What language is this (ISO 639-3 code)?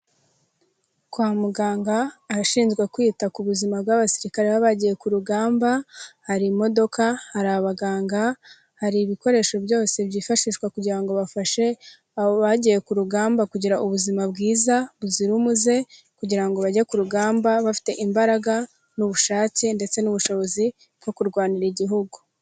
kin